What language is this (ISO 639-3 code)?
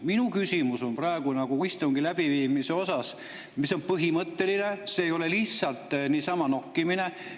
est